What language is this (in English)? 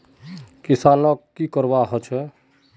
Magahi